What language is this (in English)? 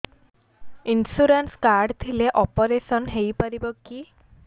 Odia